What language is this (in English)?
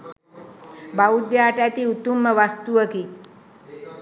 Sinhala